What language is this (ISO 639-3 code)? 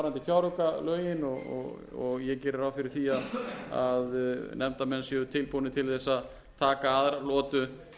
isl